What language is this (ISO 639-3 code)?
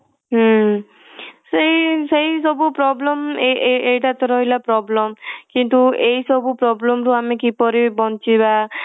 ori